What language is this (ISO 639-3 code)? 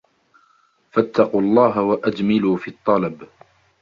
ara